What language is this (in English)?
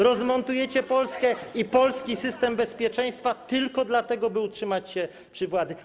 Polish